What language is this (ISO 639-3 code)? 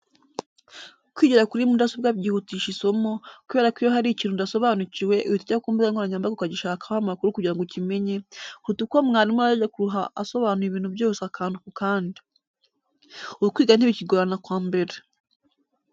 kin